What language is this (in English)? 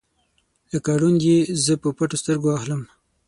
Pashto